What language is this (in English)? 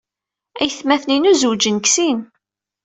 Kabyle